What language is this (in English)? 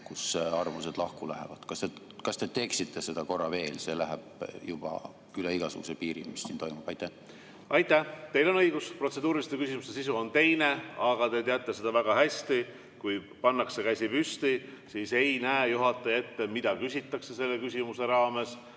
Estonian